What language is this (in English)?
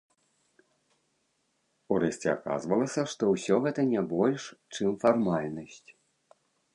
Belarusian